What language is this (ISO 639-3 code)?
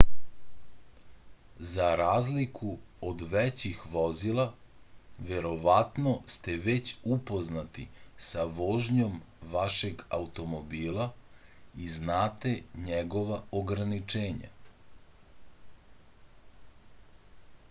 srp